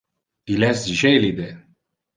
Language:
Interlingua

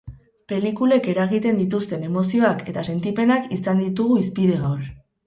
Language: Basque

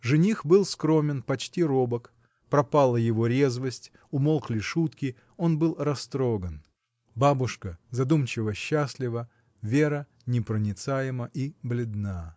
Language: Russian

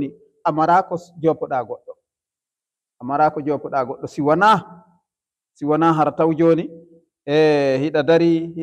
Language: Arabic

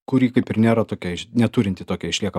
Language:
Lithuanian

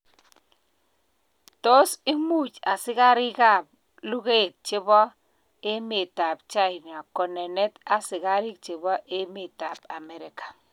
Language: Kalenjin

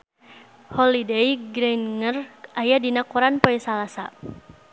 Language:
Sundanese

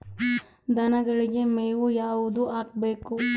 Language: Kannada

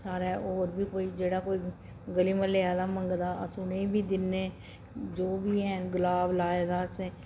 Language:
Dogri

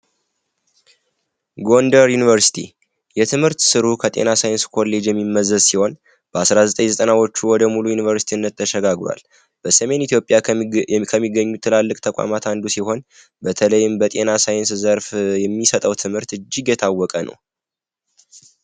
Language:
Amharic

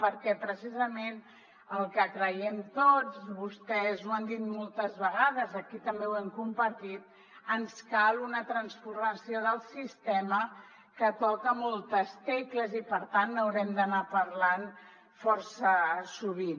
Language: Catalan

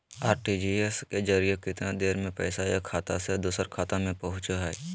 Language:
Magahi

